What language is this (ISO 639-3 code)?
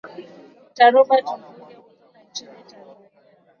swa